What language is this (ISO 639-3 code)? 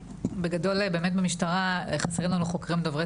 heb